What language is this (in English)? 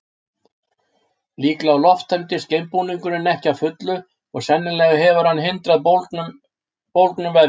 Icelandic